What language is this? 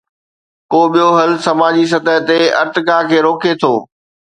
Sindhi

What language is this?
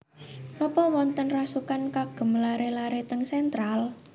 Javanese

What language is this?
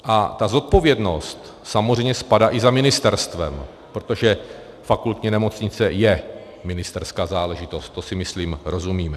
Czech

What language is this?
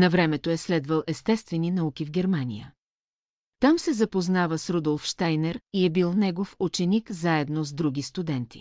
Bulgarian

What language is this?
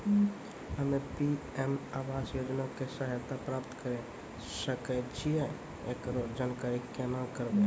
Maithili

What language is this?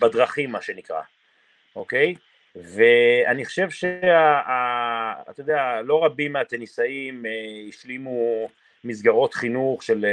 Hebrew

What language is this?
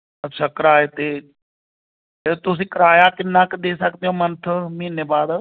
Punjabi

